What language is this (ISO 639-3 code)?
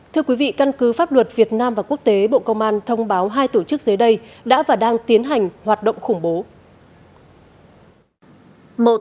vie